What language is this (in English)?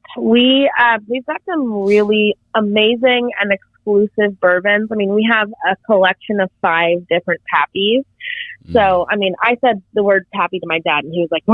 English